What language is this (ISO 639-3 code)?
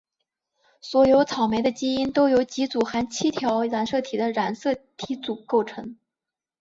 zho